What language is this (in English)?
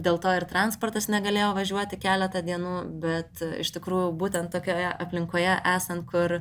Lithuanian